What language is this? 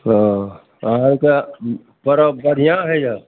Maithili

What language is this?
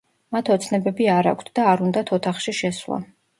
Georgian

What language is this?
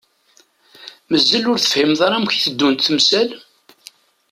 Kabyle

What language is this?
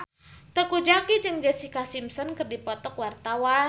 Sundanese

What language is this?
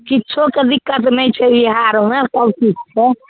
Maithili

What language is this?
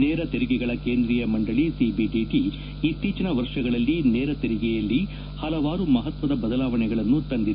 Kannada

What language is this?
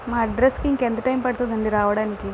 Telugu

